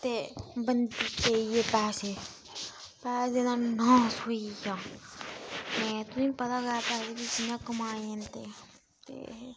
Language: Dogri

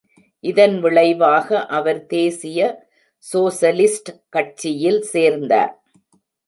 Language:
Tamil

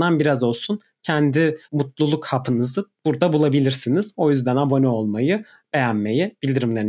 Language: Turkish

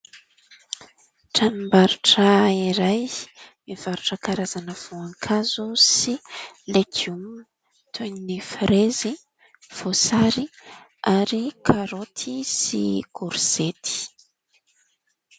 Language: Malagasy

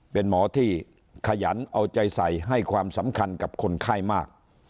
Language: Thai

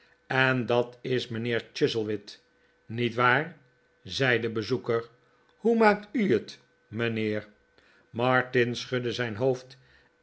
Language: Dutch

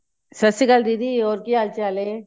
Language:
Punjabi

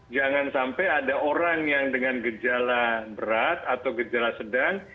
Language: Indonesian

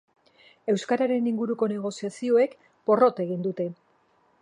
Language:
Basque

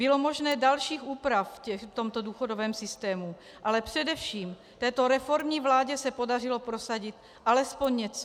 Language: Czech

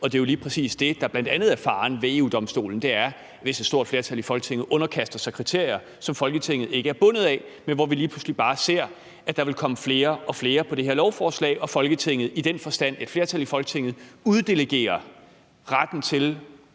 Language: Danish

